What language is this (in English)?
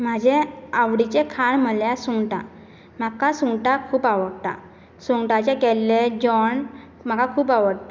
Konkani